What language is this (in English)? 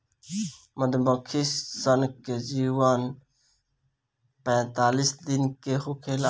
Bhojpuri